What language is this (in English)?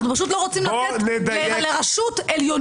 Hebrew